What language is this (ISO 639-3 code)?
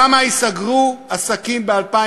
heb